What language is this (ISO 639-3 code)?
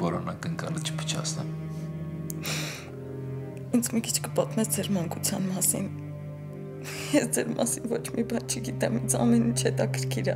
tur